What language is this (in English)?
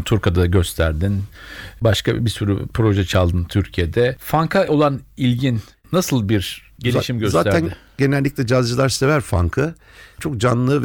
Turkish